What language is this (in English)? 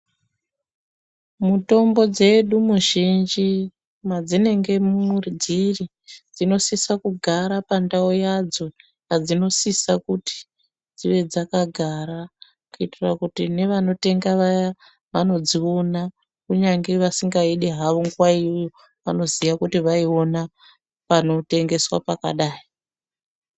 Ndau